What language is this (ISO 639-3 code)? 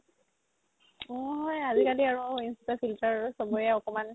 asm